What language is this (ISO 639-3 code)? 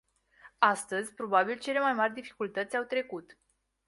ron